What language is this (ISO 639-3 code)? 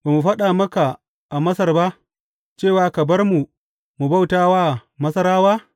hau